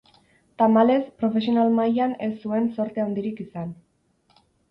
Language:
Basque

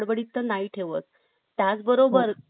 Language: Marathi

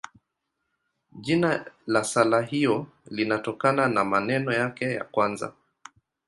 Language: Swahili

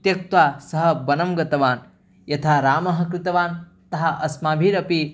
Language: Sanskrit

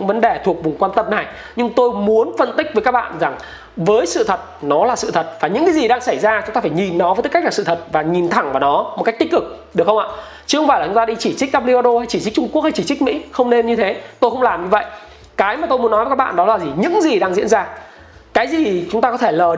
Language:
Vietnamese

